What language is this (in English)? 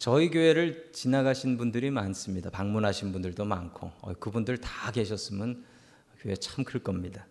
Korean